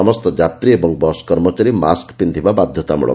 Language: Odia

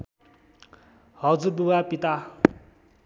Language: Nepali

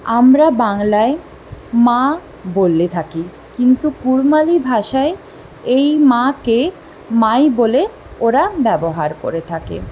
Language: Bangla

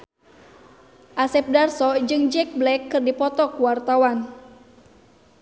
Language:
Sundanese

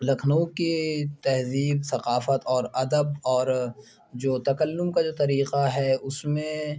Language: Urdu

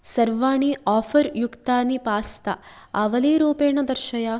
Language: Sanskrit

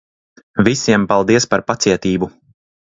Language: Latvian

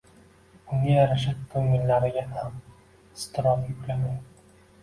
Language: Uzbek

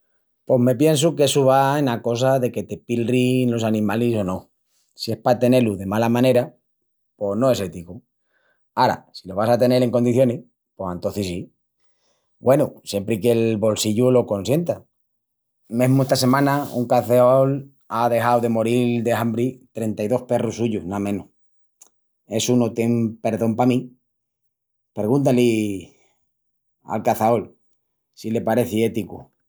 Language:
Extremaduran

